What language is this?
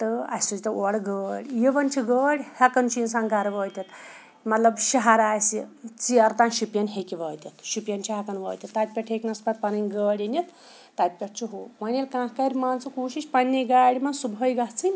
Kashmiri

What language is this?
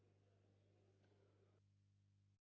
Ukrainian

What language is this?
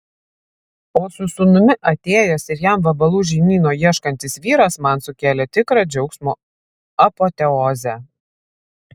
Lithuanian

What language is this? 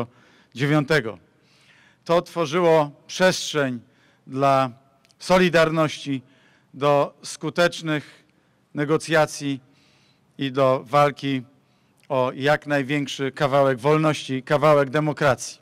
Polish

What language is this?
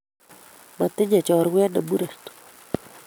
Kalenjin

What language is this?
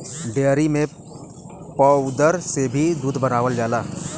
Bhojpuri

